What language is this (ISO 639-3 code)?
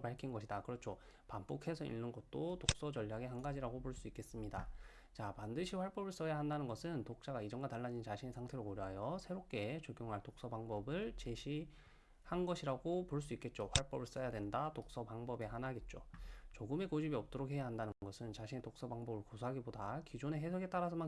kor